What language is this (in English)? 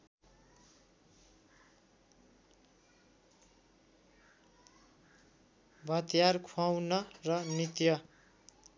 Nepali